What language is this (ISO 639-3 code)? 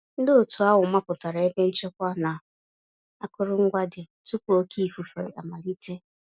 ibo